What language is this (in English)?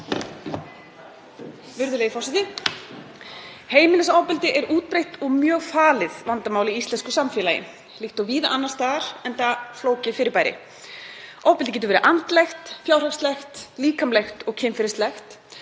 Icelandic